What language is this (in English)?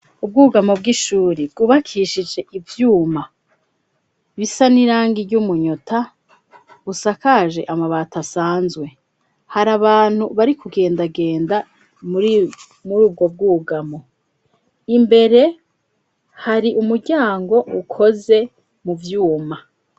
Rundi